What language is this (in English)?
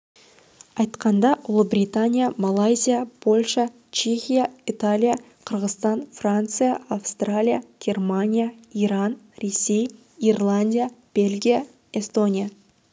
Kazakh